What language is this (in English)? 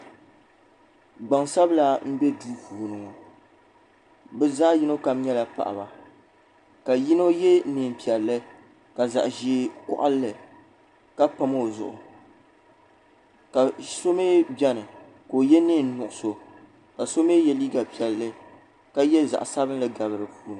Dagbani